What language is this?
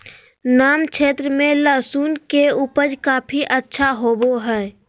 Magahi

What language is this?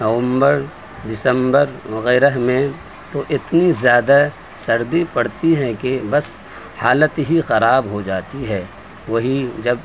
Urdu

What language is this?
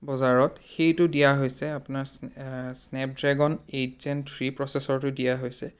Assamese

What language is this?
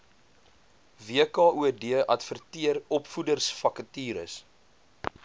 Afrikaans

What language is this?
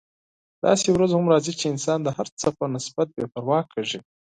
Pashto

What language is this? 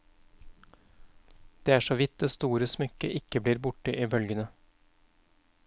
Norwegian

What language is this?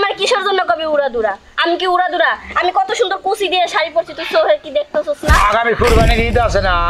Bangla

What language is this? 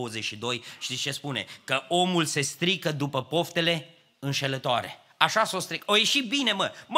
Romanian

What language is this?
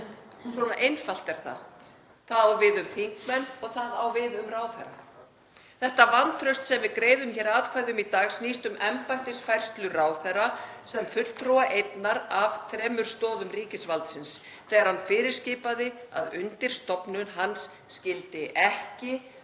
Icelandic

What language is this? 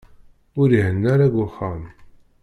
Kabyle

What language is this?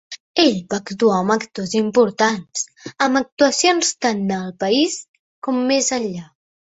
Catalan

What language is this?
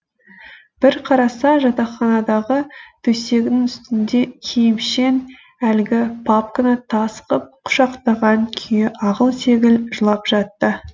Kazakh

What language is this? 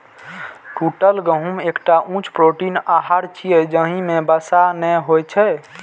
Maithili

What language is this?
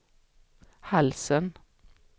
Swedish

